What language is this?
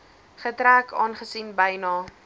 Afrikaans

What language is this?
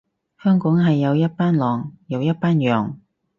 Cantonese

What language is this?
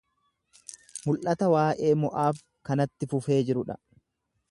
Oromo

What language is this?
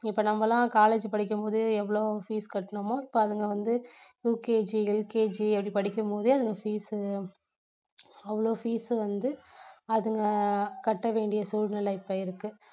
Tamil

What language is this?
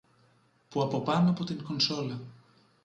Greek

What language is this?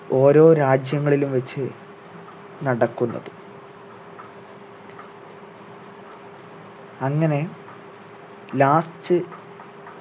Malayalam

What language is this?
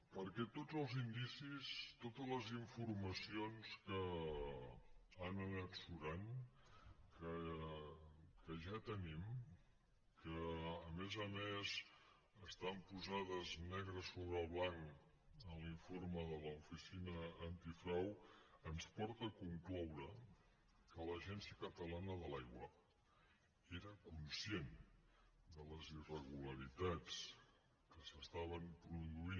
Catalan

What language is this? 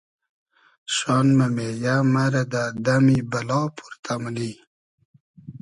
Hazaragi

